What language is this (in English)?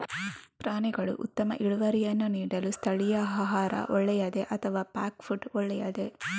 Kannada